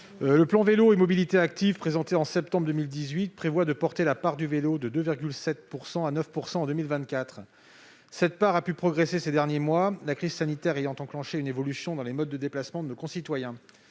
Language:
French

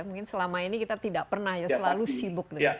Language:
Indonesian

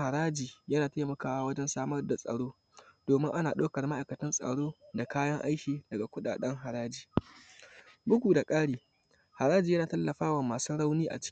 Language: Hausa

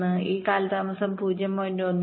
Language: Malayalam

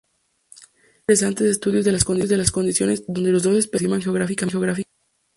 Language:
Spanish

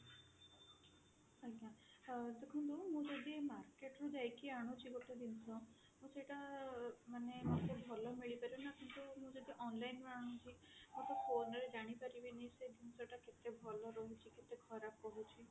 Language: Odia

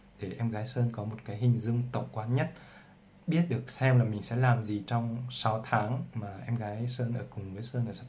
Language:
Vietnamese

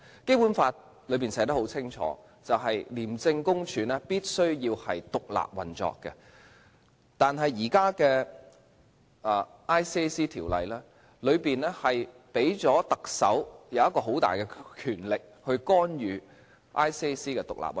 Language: Cantonese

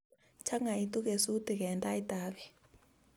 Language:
Kalenjin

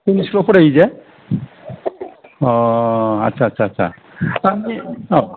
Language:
Bodo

